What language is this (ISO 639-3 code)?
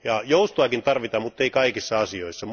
fin